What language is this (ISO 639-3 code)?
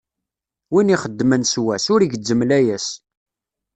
kab